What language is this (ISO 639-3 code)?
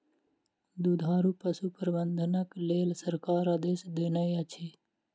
mai